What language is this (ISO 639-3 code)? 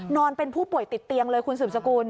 tha